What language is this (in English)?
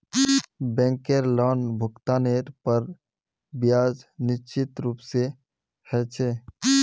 Magahi